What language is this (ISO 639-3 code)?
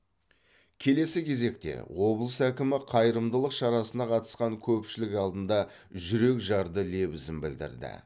kaz